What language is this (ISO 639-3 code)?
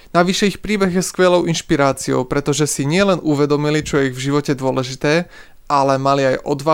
slk